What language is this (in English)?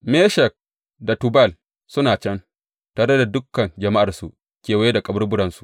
Hausa